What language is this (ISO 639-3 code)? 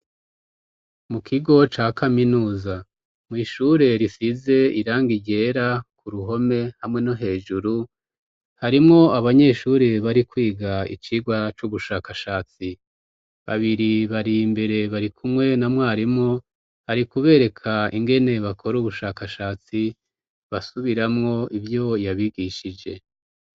run